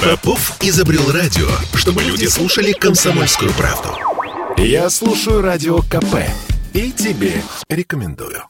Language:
Russian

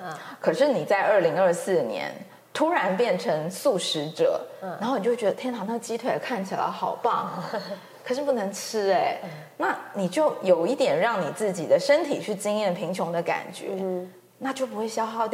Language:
Chinese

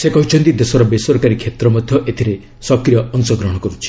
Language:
Odia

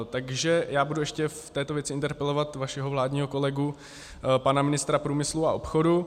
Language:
Czech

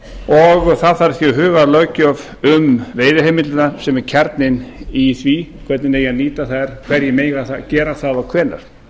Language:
Icelandic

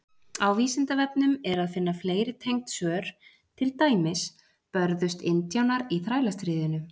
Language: Icelandic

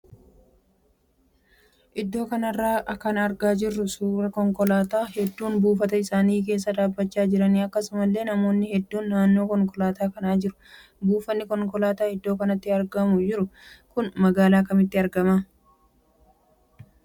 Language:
Oromo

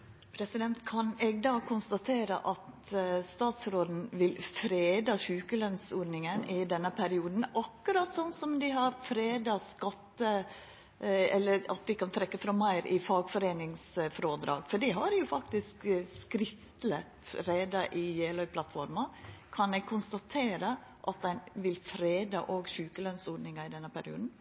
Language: Norwegian Nynorsk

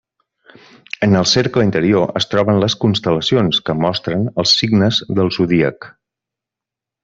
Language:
Catalan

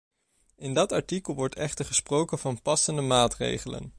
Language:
Dutch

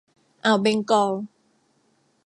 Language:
Thai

